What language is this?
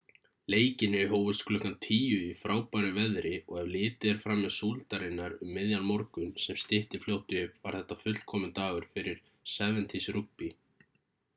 Icelandic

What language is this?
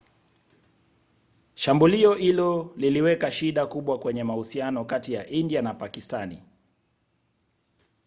Swahili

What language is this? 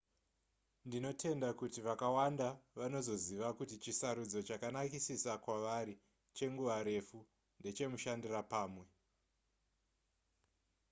Shona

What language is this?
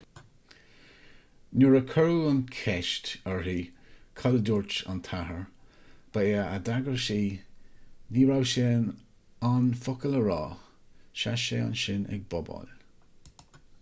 Irish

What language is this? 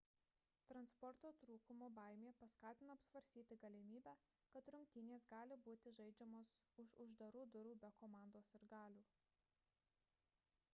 Lithuanian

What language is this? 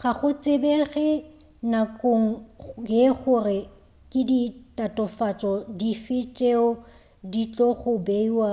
Northern Sotho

